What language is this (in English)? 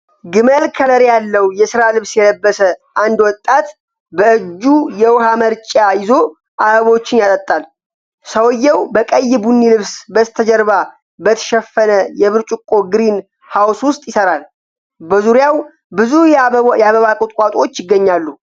Amharic